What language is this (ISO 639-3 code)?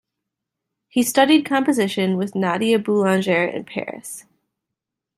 eng